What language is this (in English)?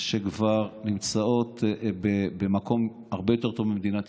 Hebrew